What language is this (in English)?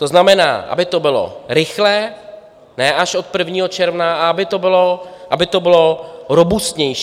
Czech